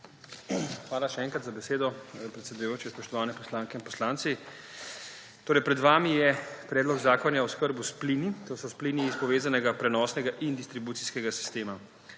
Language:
Slovenian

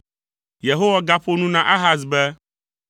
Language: Ewe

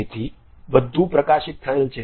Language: Gujarati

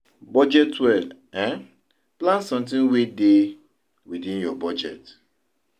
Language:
Nigerian Pidgin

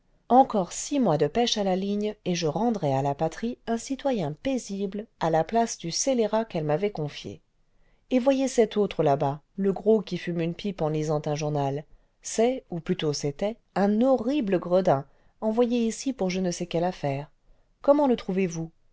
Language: French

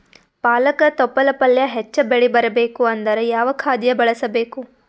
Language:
Kannada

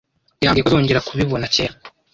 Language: Kinyarwanda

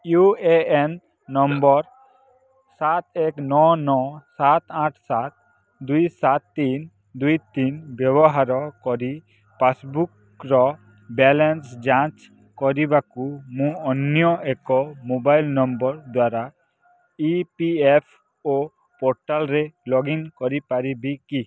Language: Odia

